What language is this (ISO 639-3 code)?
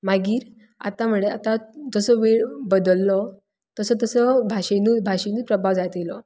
kok